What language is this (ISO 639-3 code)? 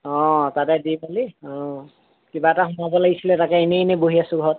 asm